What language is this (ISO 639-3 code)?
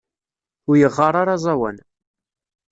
kab